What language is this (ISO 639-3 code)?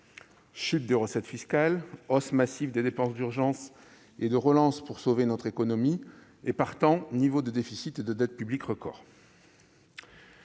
fra